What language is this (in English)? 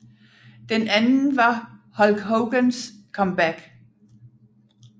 Danish